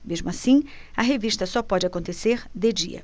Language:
Portuguese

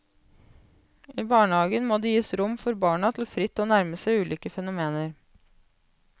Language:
Norwegian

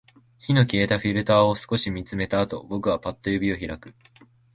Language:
Japanese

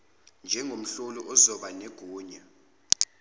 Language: Zulu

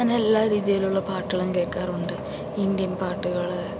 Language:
Malayalam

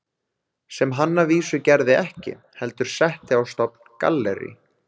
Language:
Icelandic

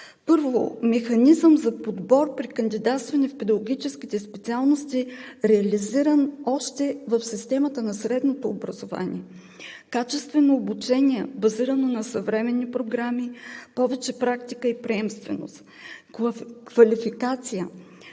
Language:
Bulgarian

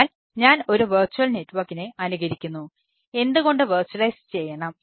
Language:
Malayalam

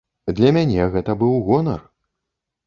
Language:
Belarusian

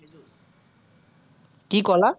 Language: Assamese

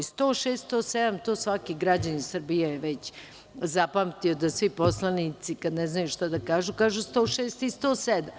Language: Serbian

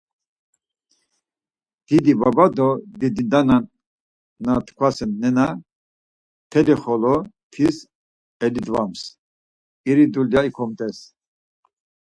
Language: Laz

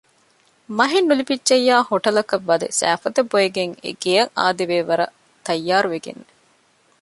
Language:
Divehi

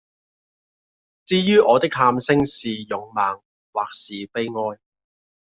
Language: Cantonese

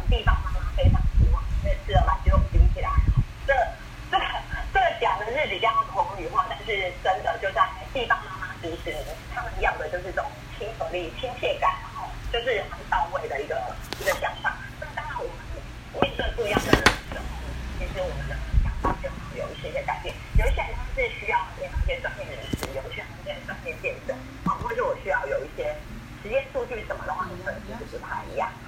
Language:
Chinese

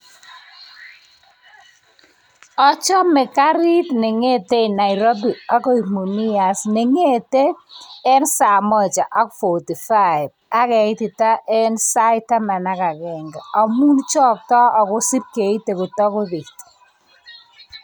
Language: Kalenjin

